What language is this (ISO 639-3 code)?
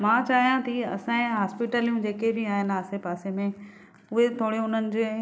snd